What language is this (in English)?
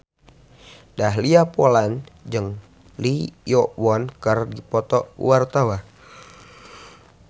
Sundanese